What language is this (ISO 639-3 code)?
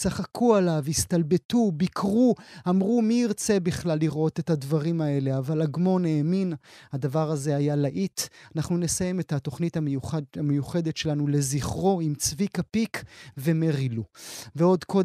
heb